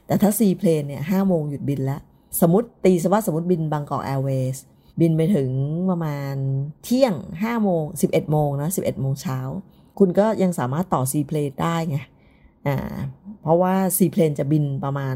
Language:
Thai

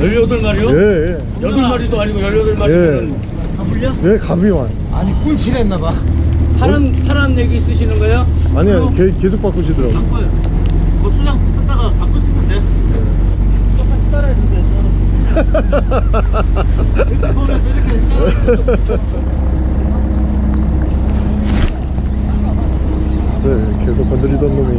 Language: Korean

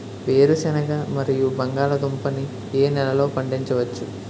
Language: Telugu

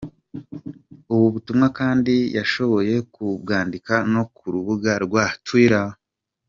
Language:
Kinyarwanda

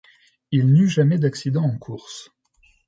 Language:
French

